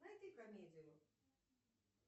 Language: Russian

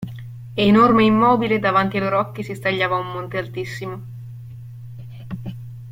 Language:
Italian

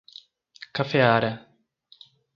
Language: Portuguese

